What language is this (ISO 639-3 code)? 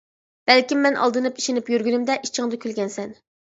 uig